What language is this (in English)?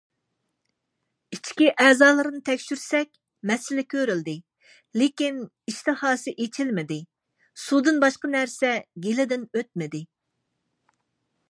Uyghur